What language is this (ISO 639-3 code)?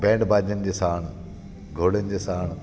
snd